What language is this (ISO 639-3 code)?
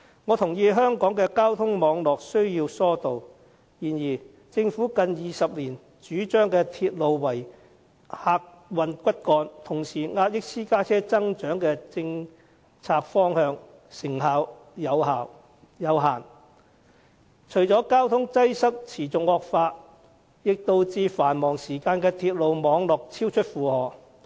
yue